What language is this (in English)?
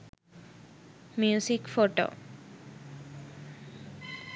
Sinhala